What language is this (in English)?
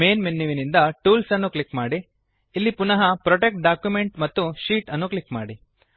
Kannada